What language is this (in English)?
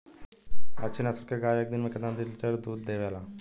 Bhojpuri